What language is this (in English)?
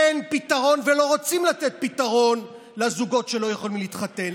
Hebrew